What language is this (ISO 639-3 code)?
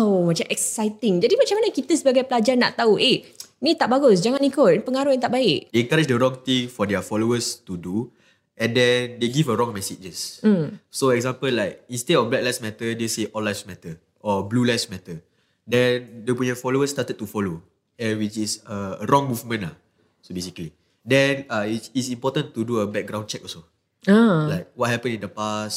msa